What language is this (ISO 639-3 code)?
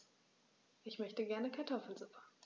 deu